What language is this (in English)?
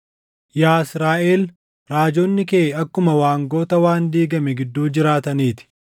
Oromo